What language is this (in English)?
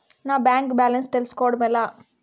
Telugu